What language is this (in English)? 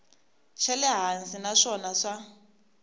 Tsonga